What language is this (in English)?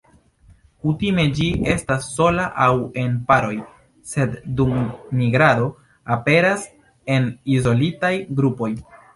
Esperanto